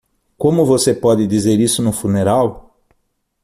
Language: Portuguese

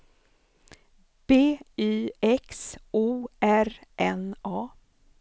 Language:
Swedish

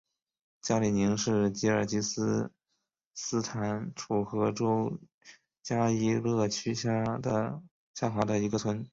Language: Chinese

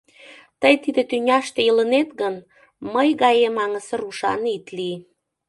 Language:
Mari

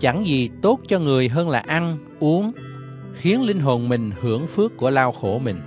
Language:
Vietnamese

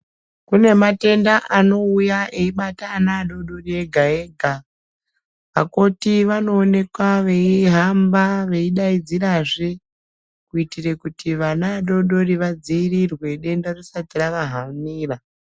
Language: Ndau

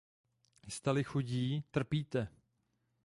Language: Czech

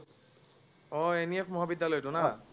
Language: Assamese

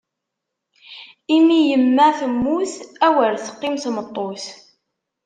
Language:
Kabyle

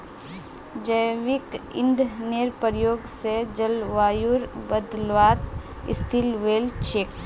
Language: Magahi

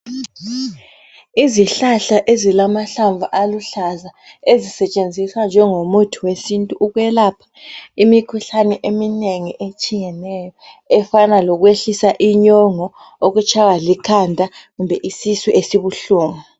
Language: North Ndebele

